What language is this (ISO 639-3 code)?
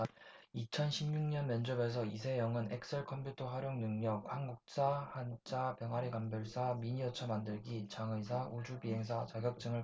kor